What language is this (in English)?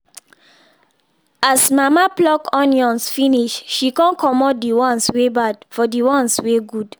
Nigerian Pidgin